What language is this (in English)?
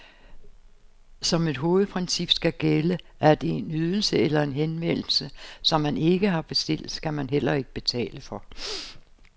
Danish